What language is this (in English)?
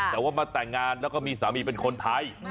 Thai